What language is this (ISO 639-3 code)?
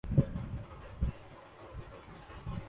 urd